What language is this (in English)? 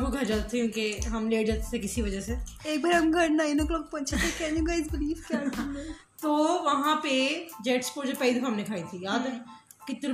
Urdu